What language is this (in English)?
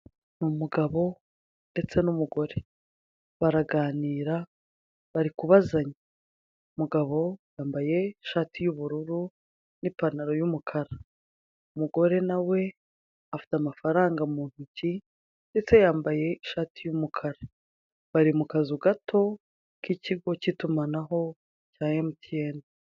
Kinyarwanda